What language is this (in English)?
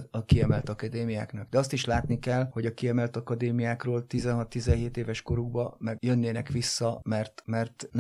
Hungarian